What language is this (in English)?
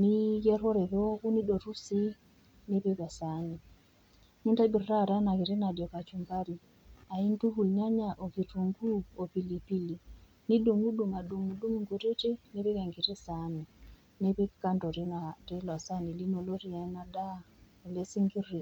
Masai